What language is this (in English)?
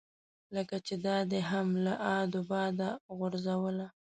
Pashto